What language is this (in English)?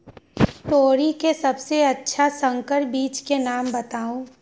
Magahi